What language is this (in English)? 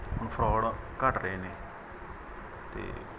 Punjabi